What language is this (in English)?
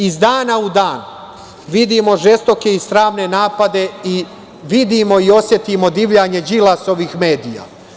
Serbian